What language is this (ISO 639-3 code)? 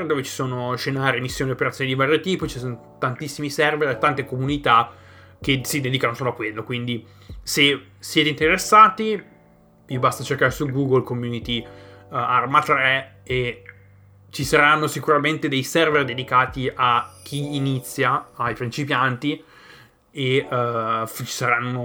ita